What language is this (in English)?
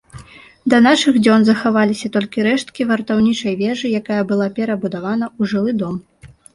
Belarusian